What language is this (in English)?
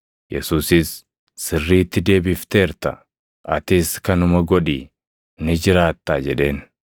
Oromo